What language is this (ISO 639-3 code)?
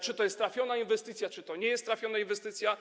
pol